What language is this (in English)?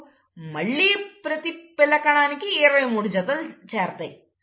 Telugu